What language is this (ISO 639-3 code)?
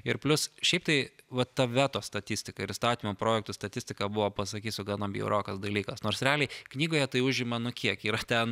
lit